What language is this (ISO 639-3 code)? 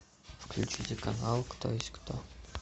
rus